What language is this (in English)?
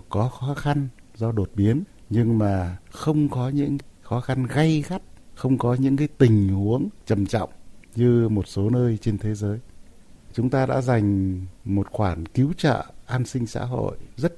Vietnamese